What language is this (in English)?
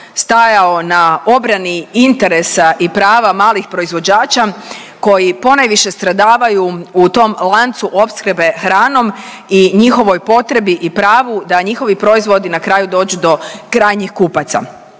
Croatian